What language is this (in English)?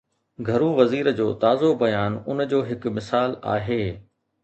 Sindhi